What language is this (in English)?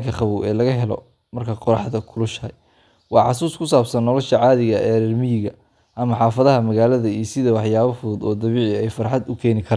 Somali